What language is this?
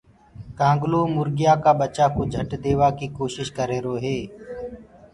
Gurgula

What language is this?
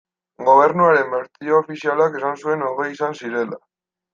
Basque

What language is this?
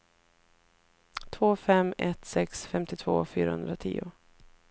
Swedish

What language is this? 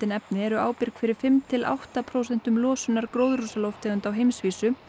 Icelandic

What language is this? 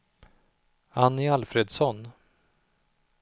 Swedish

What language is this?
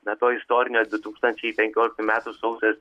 Lithuanian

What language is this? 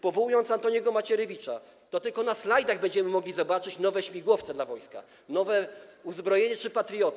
Polish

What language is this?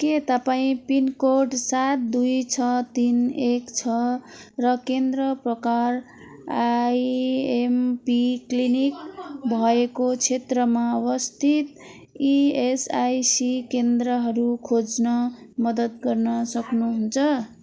Nepali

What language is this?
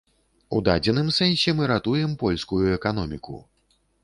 Belarusian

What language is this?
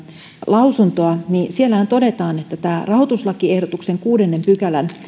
Finnish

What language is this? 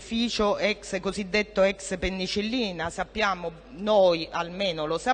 Italian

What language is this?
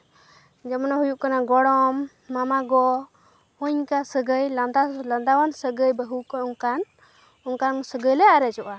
Santali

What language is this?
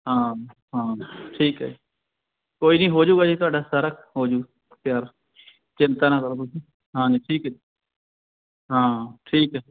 Punjabi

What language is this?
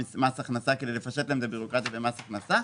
Hebrew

